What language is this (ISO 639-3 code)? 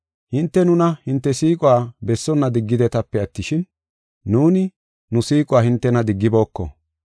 gof